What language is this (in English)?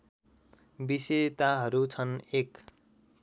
Nepali